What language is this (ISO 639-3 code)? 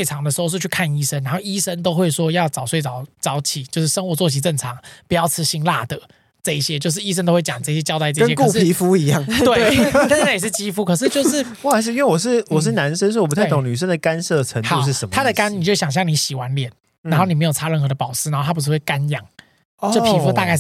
zho